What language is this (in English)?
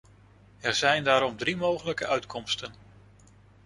Dutch